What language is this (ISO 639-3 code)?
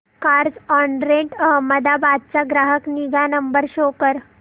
mar